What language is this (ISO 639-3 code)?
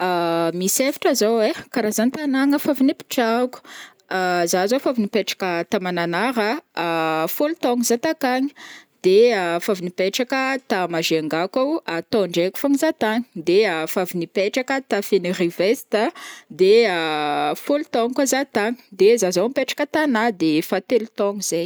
bmm